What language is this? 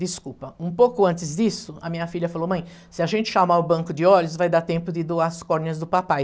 Portuguese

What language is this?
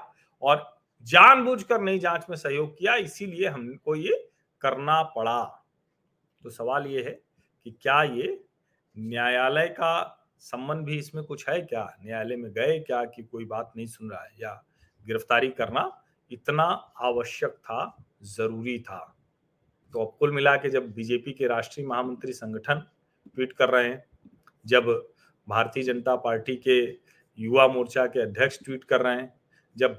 Hindi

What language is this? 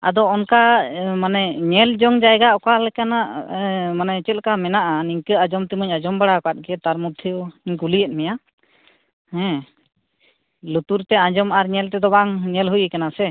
Santali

